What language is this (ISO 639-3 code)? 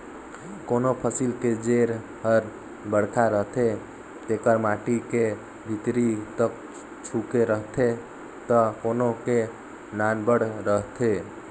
hne